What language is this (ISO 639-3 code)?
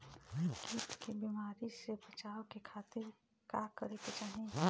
bho